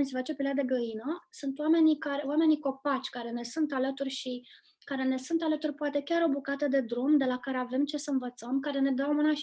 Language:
Romanian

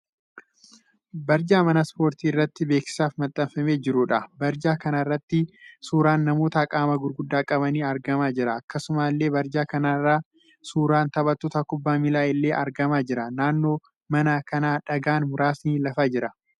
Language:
Oromo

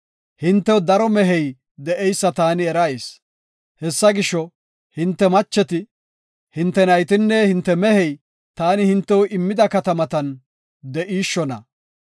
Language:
Gofa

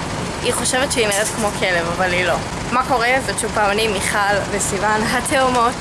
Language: Hebrew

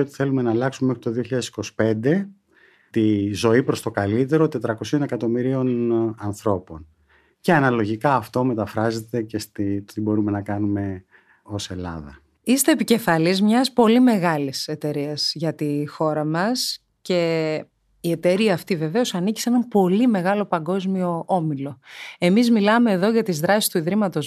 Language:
Greek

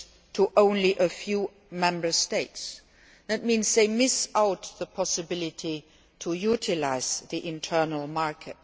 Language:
English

